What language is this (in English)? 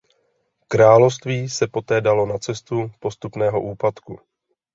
Czech